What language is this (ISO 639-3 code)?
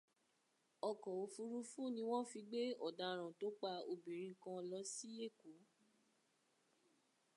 yor